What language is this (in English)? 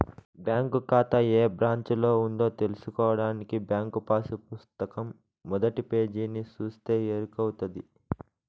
Telugu